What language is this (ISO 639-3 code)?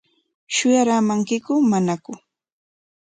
qwa